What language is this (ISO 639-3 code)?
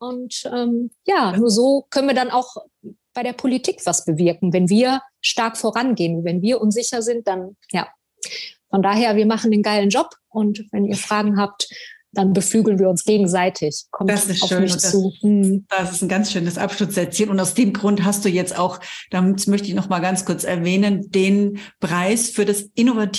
deu